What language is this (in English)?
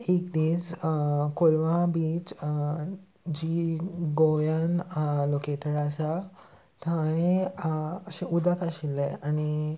Konkani